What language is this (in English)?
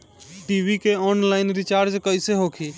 Bhojpuri